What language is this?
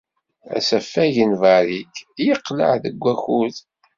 Kabyle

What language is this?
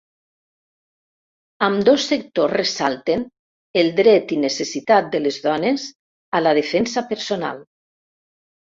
Catalan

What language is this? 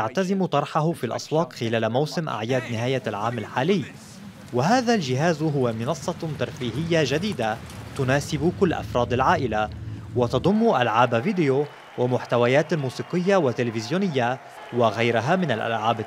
Arabic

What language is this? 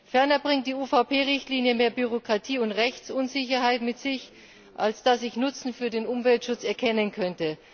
German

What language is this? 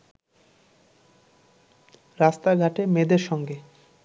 Bangla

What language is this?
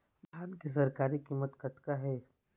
Chhattisgarhi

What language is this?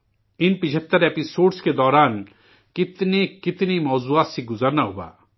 Urdu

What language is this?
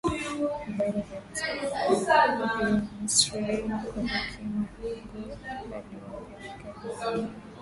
Swahili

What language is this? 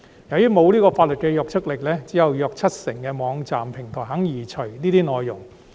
Cantonese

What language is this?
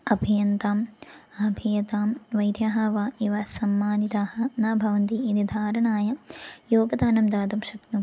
Sanskrit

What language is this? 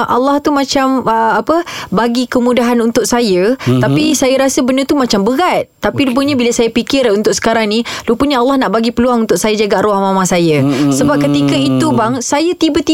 Malay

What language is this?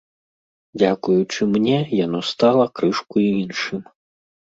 Belarusian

